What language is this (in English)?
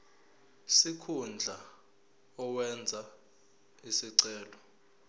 Zulu